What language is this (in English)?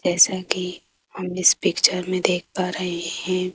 Hindi